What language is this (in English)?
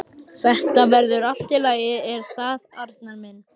Icelandic